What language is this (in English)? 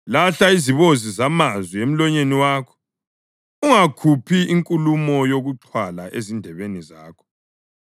North Ndebele